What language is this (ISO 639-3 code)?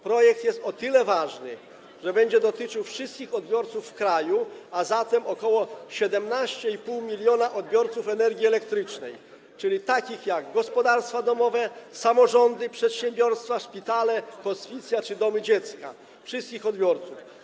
pol